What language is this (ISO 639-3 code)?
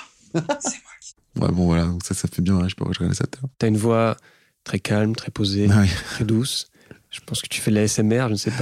fra